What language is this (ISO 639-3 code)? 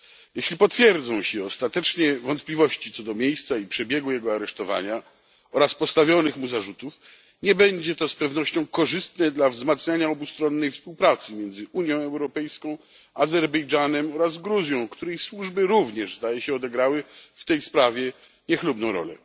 pol